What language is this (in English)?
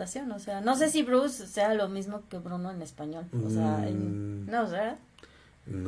Spanish